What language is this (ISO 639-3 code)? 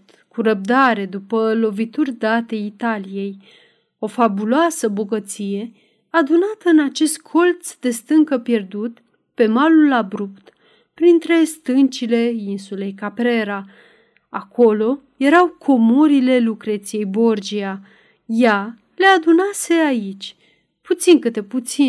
ron